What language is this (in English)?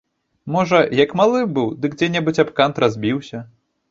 Belarusian